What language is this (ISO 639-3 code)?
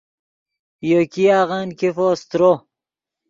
ydg